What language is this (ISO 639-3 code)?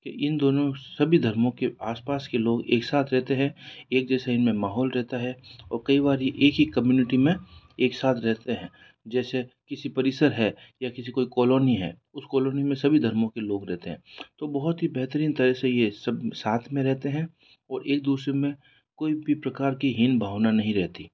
hin